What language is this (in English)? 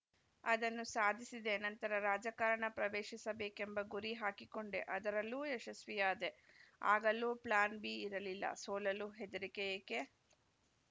Kannada